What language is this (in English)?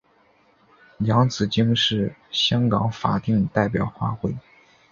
Chinese